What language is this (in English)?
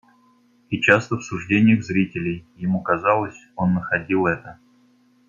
Russian